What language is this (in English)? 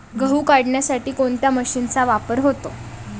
Marathi